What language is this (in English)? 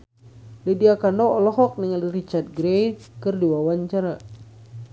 Sundanese